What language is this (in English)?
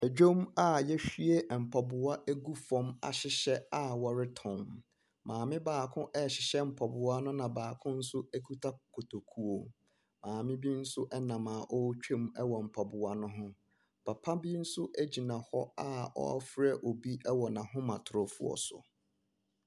Akan